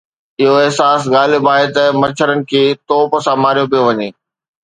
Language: Sindhi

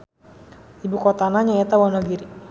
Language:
Sundanese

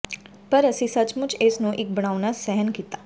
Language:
Punjabi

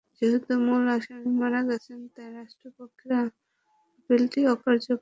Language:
Bangla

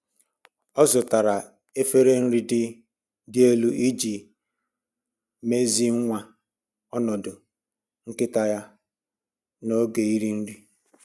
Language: Igbo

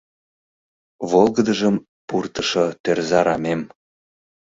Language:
Mari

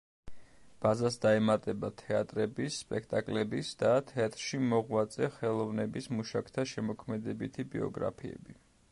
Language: Georgian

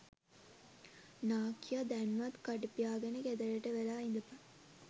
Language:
Sinhala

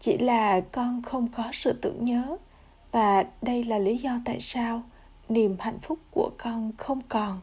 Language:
Vietnamese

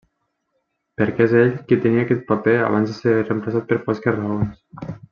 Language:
Catalan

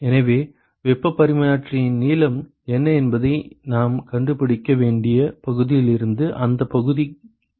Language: Tamil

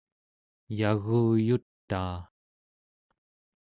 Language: Central Yupik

